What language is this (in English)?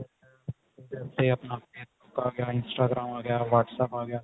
Punjabi